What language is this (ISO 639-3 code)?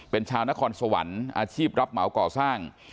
tha